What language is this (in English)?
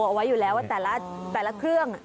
Thai